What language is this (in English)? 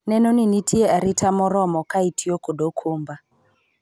Luo (Kenya and Tanzania)